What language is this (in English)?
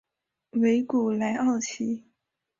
Chinese